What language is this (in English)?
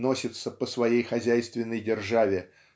Russian